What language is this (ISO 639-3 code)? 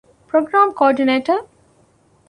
div